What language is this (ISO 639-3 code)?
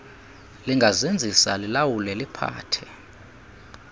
xho